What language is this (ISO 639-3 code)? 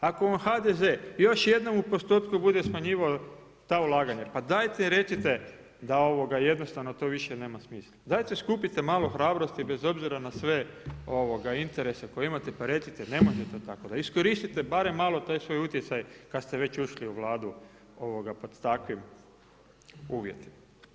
hrv